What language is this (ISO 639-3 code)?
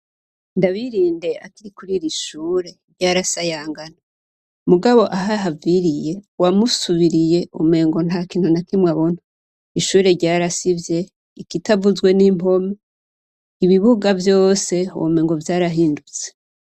run